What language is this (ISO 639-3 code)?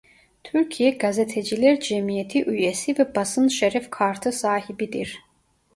tur